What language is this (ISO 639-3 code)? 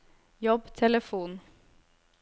nor